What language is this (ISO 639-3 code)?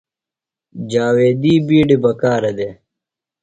phl